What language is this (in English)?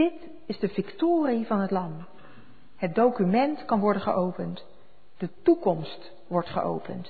Dutch